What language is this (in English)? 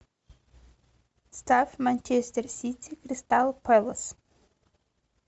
Russian